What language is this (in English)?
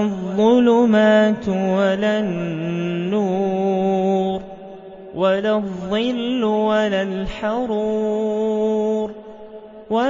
Arabic